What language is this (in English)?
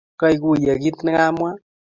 Kalenjin